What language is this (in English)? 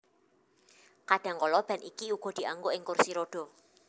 Javanese